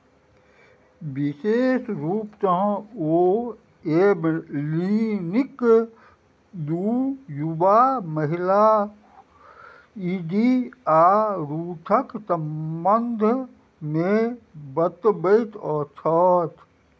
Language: Maithili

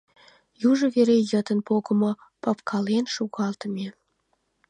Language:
Mari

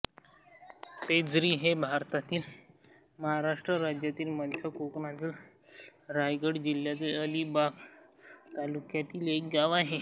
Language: Marathi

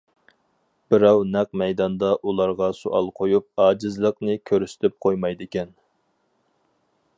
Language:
Uyghur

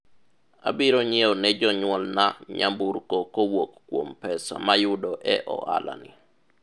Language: Luo (Kenya and Tanzania)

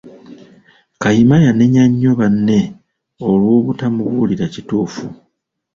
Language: Ganda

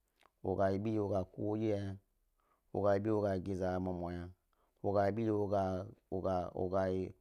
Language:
Gbari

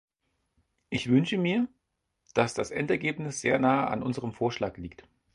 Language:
German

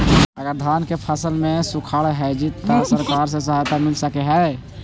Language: Magahi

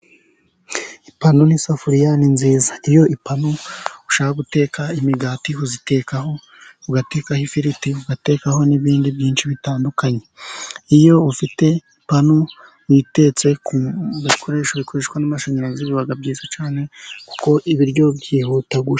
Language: Kinyarwanda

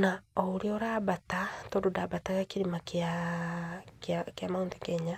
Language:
Kikuyu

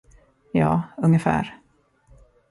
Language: Swedish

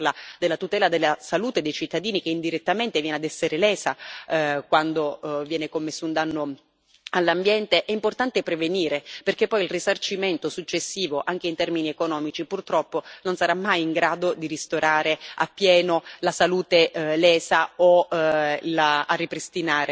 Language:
Italian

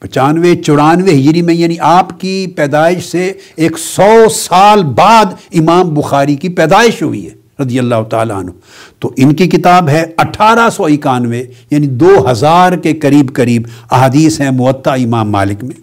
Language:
Urdu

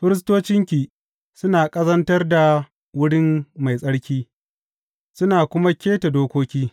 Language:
Hausa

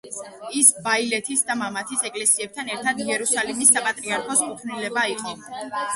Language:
Georgian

